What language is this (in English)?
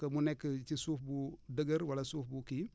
Wolof